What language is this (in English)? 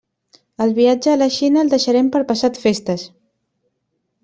Catalan